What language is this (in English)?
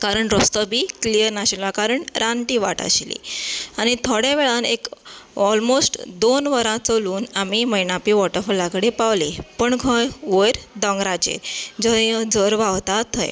Konkani